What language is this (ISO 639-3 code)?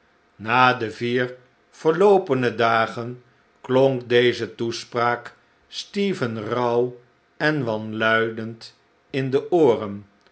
nld